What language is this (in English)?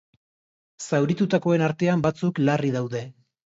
Basque